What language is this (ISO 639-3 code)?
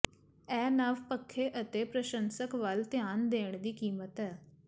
pan